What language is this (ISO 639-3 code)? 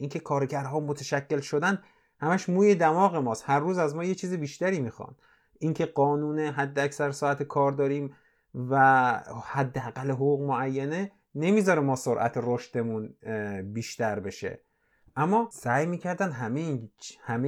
fas